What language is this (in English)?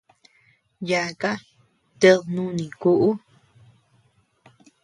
Tepeuxila Cuicatec